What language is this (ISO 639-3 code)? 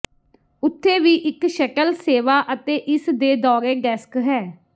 pan